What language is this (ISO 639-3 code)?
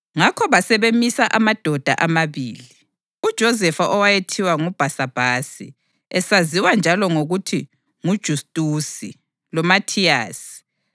nde